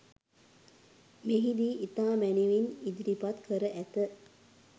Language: Sinhala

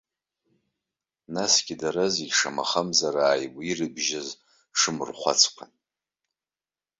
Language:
Abkhazian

